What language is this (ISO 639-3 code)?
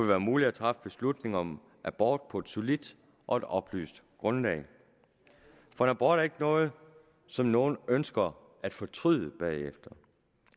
dan